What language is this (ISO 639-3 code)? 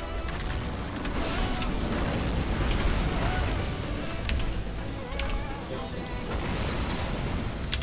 kor